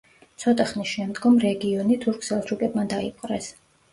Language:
Georgian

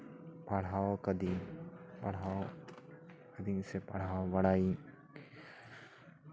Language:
Santali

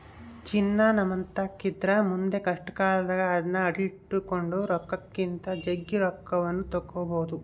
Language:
Kannada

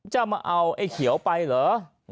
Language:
Thai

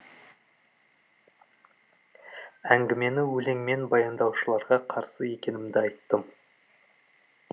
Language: Kazakh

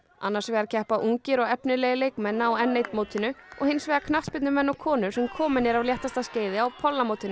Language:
Icelandic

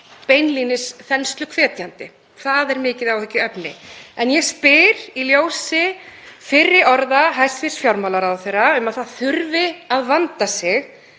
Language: Icelandic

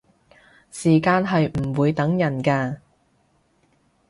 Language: Cantonese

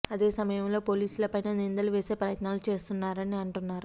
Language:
Telugu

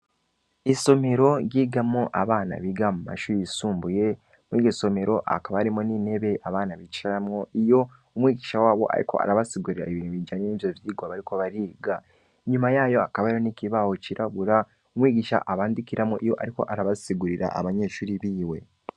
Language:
Rundi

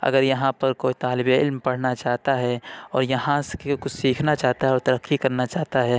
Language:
Urdu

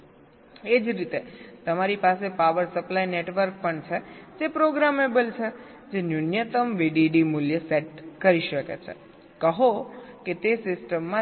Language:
Gujarati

